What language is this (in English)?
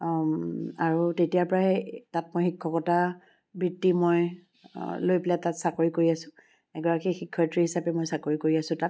Assamese